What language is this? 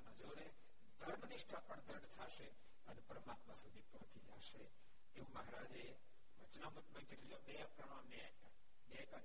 Gujarati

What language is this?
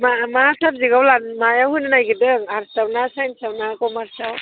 Bodo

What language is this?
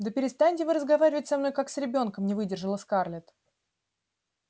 Russian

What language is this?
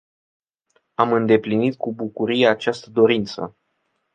Romanian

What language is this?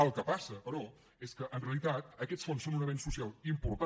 Catalan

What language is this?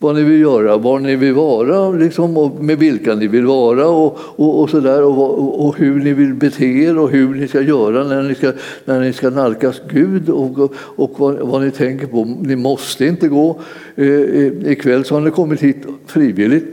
Swedish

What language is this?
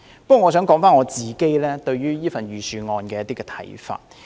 Cantonese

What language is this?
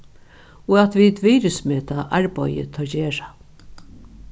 Faroese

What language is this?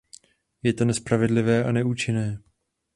Czech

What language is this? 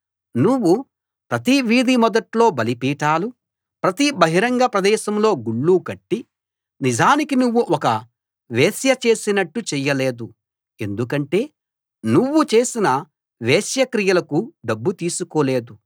Telugu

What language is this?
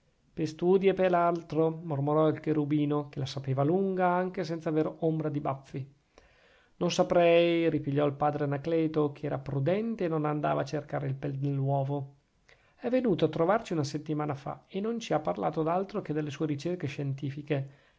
Italian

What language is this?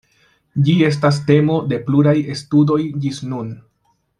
Esperanto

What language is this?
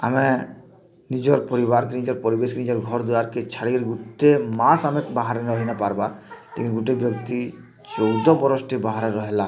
Odia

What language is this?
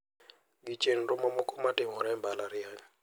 Luo (Kenya and Tanzania)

